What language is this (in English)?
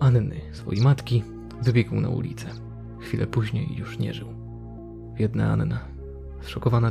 Polish